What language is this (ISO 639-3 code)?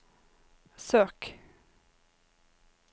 nor